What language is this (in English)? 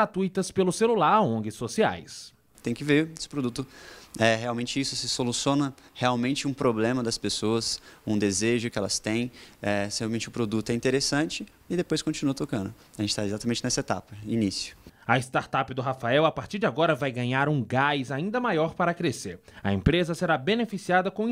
Portuguese